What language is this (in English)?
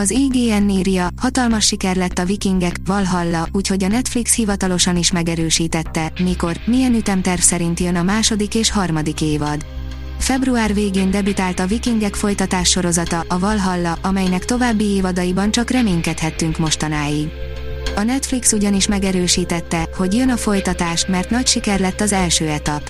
Hungarian